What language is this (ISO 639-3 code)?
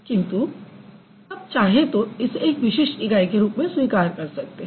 hin